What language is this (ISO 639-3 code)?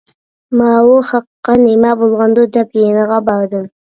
uig